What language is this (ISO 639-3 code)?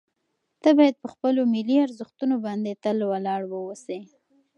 pus